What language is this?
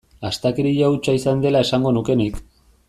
Basque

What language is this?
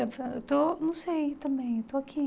Portuguese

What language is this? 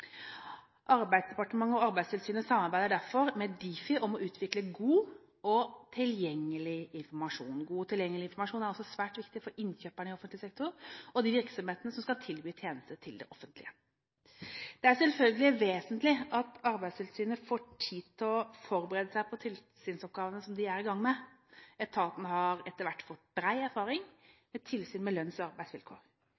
Norwegian Bokmål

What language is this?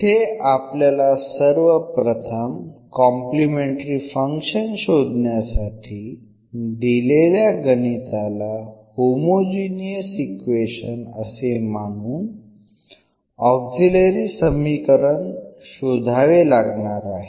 Marathi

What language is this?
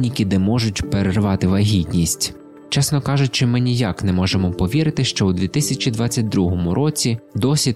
Ukrainian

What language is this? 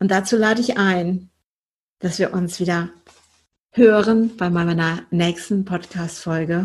German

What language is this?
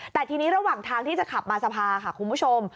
Thai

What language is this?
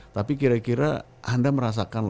Indonesian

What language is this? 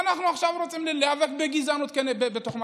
Hebrew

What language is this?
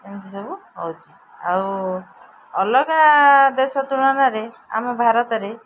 Odia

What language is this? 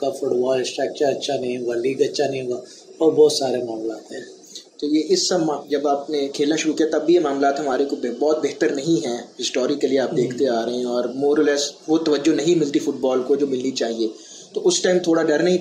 Urdu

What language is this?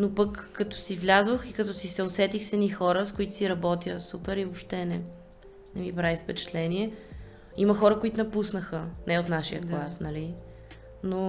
Bulgarian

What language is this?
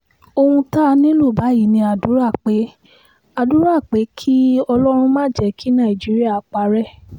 Yoruba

